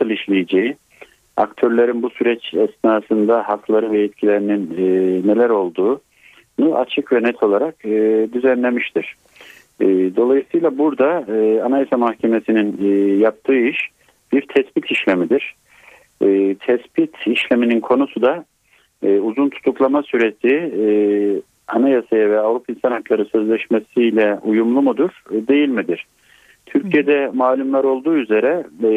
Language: Turkish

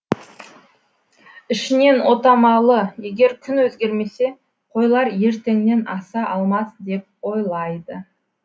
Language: Kazakh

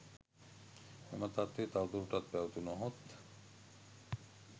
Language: Sinhala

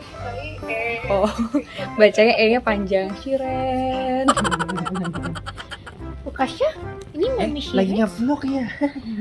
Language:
Indonesian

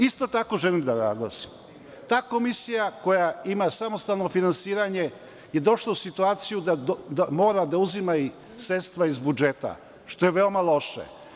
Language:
Serbian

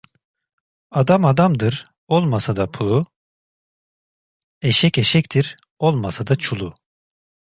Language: Turkish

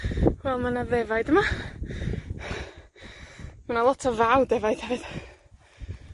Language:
Welsh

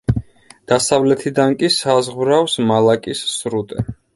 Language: Georgian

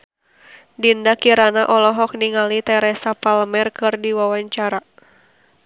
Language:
Sundanese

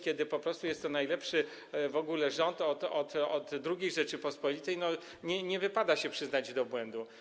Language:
Polish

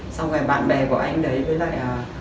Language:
Vietnamese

